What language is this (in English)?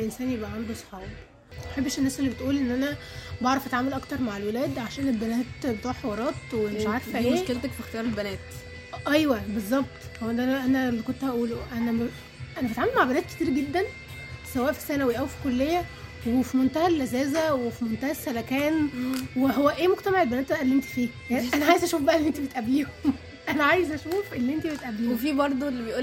Arabic